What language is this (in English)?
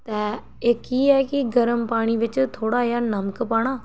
Dogri